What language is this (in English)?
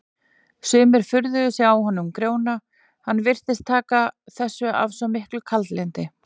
Icelandic